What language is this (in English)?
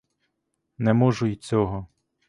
Ukrainian